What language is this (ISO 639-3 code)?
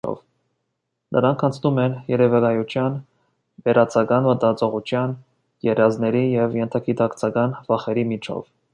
hye